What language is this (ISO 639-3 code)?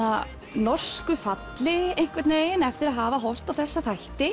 isl